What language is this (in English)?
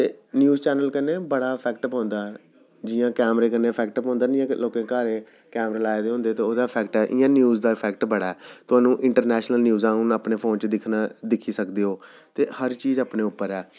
Dogri